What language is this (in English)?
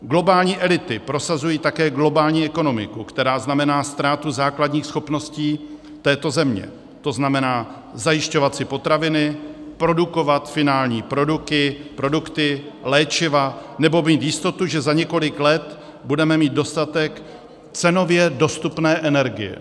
Czech